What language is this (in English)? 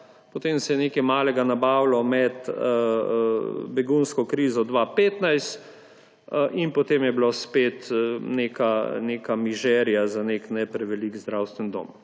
Slovenian